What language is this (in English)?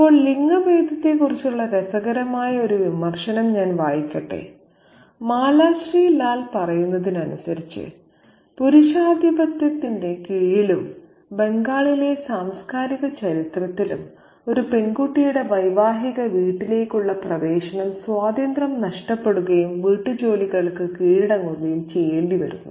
Malayalam